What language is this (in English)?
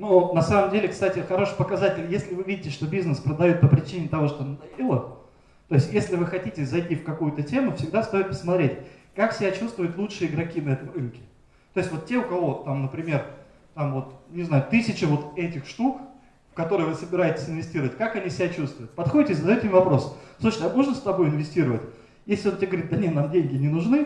Russian